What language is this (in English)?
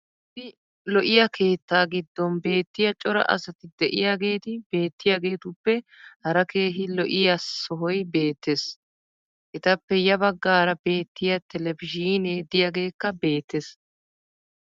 Wolaytta